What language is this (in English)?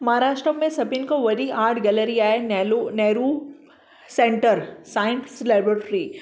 Sindhi